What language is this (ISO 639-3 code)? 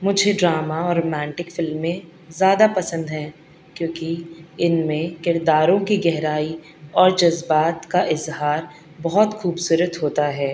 urd